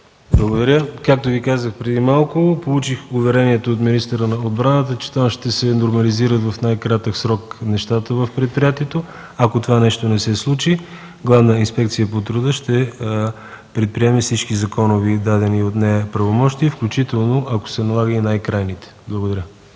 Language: Bulgarian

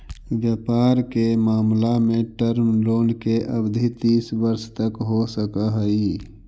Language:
Magahi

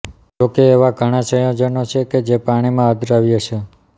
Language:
Gujarati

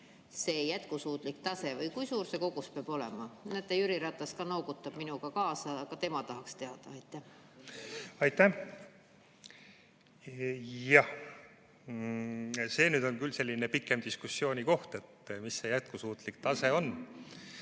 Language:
Estonian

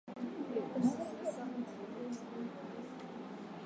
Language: Swahili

